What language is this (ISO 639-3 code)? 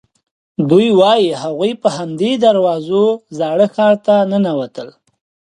pus